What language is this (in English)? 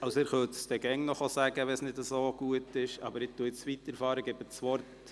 Swiss German